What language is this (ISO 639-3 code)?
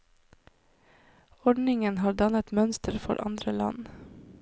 nor